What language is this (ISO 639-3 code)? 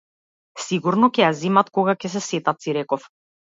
mkd